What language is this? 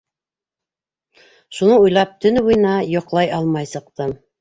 Bashkir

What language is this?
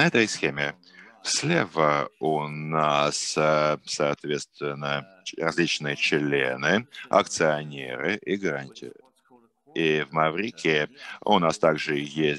Russian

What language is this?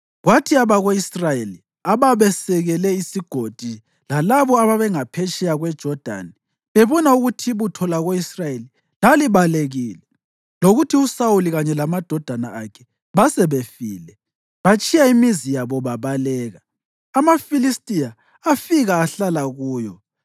North Ndebele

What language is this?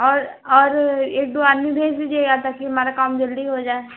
Hindi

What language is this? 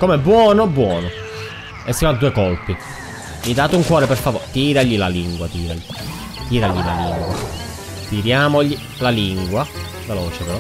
Italian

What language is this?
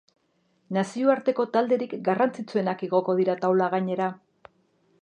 Basque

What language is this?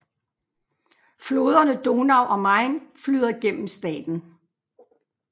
Danish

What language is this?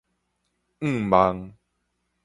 Min Nan Chinese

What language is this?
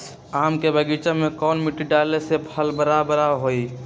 Magahi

